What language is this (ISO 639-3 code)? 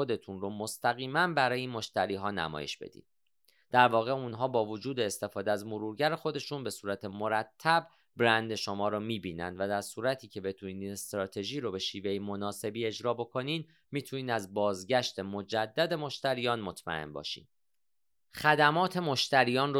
fas